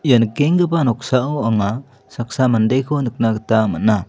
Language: Garo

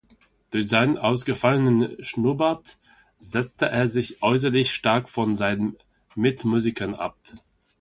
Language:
German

